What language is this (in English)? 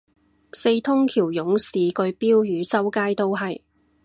Cantonese